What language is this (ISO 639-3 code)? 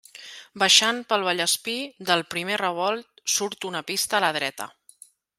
cat